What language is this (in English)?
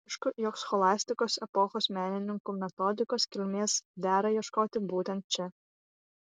Lithuanian